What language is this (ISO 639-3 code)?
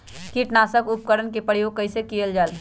mag